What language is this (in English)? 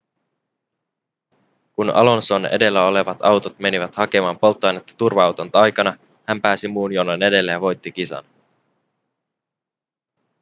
Finnish